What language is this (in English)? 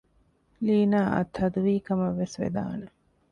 Divehi